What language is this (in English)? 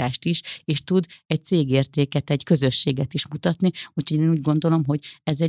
Hungarian